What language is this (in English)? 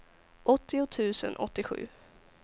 Swedish